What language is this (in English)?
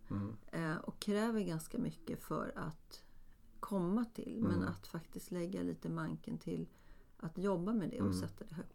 Swedish